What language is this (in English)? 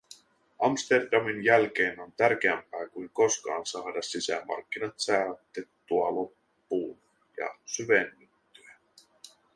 Finnish